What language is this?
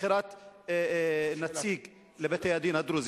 Hebrew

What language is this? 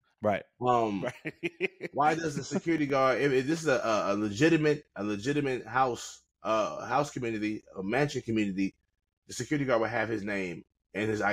English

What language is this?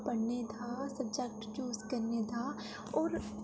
Dogri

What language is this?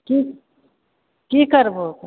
Maithili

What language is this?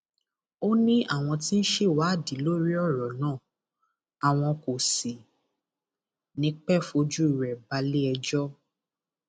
Yoruba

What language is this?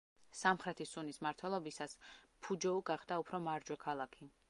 Georgian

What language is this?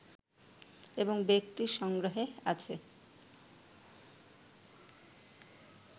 Bangla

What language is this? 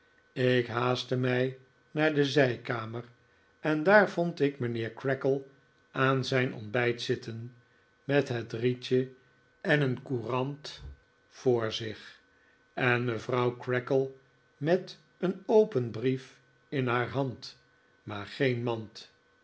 Dutch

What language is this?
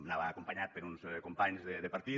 Catalan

